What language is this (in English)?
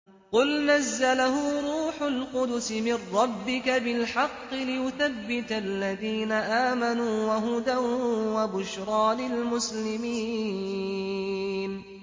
Arabic